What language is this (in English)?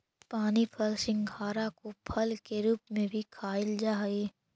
Magahi